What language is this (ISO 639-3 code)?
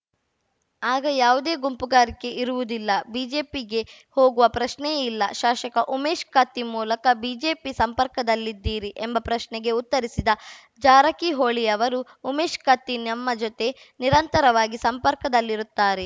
kan